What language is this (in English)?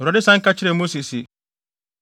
Akan